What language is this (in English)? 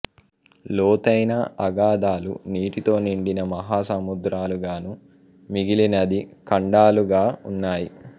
Telugu